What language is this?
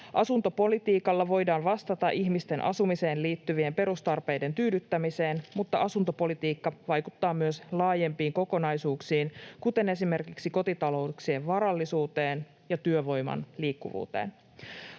Finnish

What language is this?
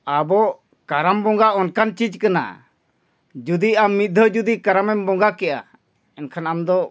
Santali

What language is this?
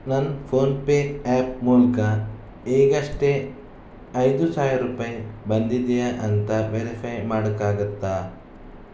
Kannada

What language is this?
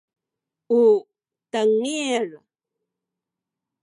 Sakizaya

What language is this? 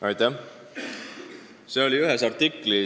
Estonian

